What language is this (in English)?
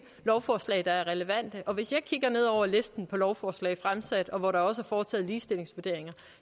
Danish